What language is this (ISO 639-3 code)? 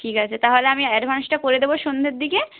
ben